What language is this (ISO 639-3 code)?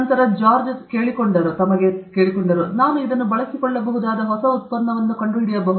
kan